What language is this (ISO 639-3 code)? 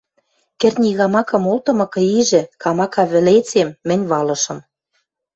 mrj